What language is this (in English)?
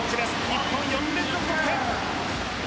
Japanese